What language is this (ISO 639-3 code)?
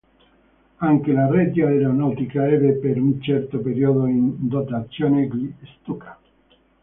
ita